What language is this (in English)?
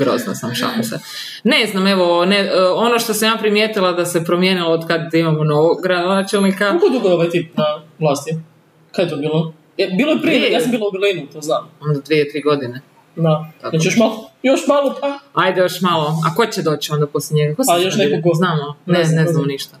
Croatian